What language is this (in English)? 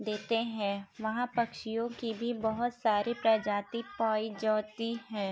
Urdu